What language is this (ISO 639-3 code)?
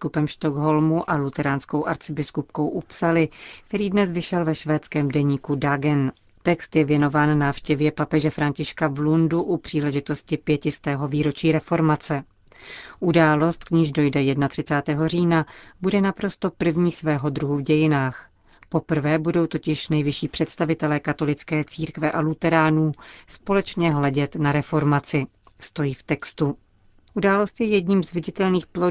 ces